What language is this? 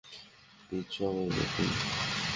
Bangla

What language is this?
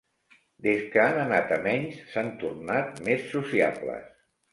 Catalan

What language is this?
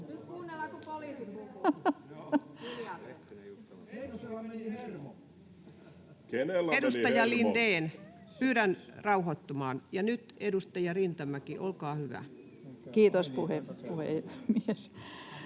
Finnish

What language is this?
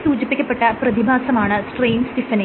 Malayalam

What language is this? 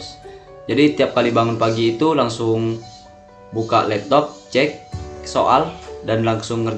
Indonesian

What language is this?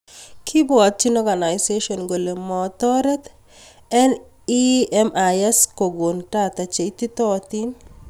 Kalenjin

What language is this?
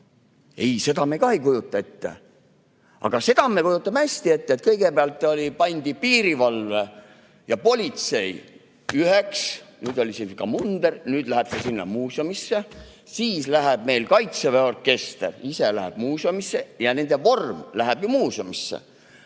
Estonian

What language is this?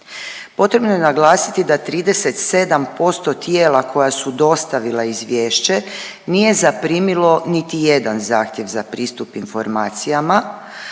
Croatian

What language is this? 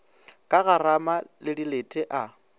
Northern Sotho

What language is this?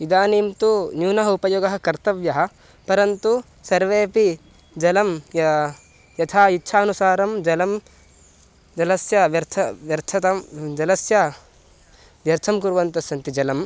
Sanskrit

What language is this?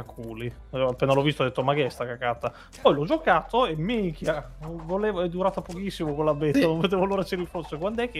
Italian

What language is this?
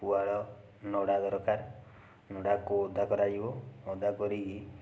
Odia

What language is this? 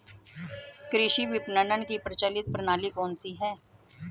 Hindi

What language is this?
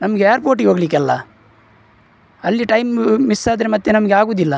Kannada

